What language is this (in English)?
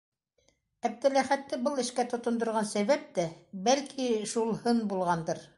Bashkir